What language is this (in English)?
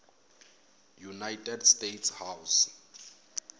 Tsonga